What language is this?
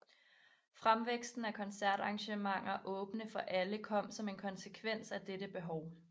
Danish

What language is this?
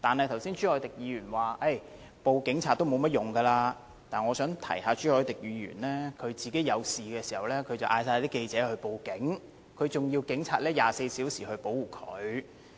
Cantonese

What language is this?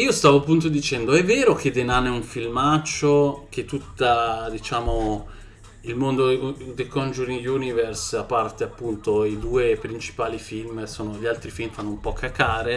Italian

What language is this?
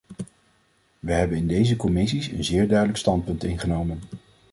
Dutch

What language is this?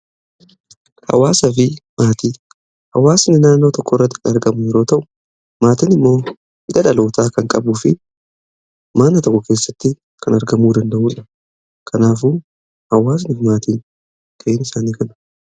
Oromo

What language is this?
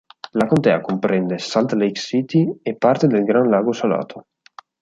Italian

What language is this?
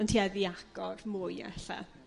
Welsh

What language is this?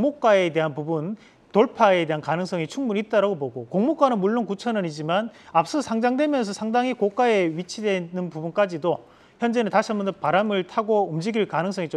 Korean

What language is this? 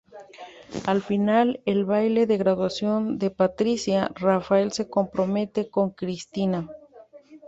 Spanish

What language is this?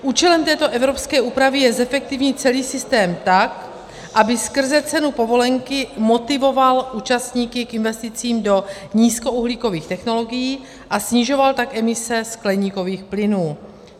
Czech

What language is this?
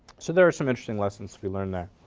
English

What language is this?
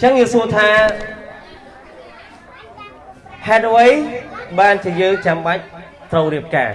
Vietnamese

